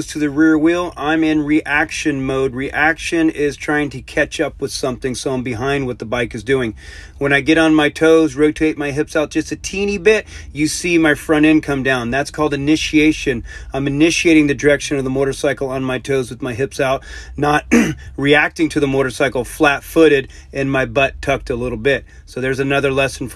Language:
English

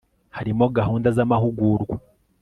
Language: Kinyarwanda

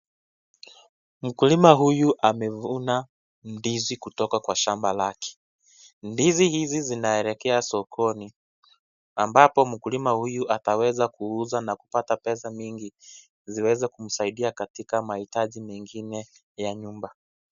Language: Swahili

